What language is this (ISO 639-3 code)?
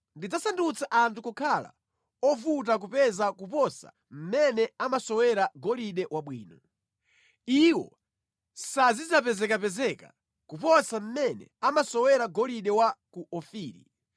nya